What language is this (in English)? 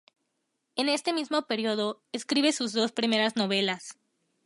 Spanish